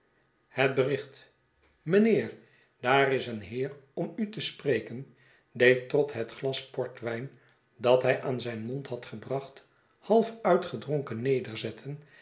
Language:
Dutch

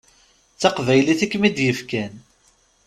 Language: Kabyle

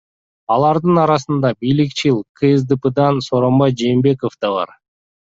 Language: Kyrgyz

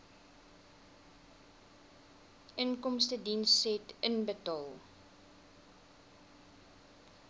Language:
Afrikaans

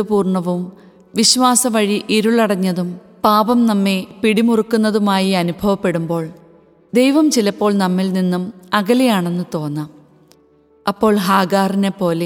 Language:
Malayalam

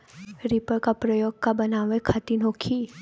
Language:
Bhojpuri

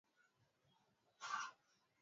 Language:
Swahili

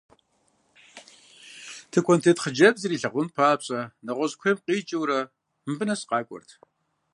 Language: Kabardian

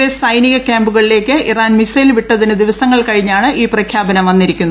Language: Malayalam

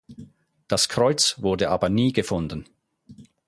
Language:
German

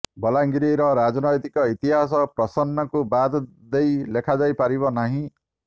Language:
Odia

